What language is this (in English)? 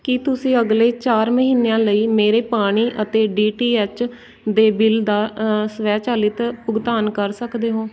Punjabi